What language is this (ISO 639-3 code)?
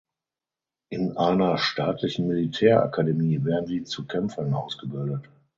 deu